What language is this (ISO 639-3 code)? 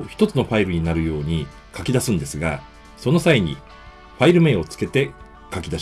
jpn